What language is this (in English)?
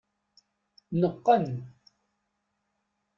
Kabyle